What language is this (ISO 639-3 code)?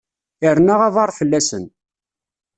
kab